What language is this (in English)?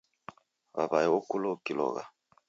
Taita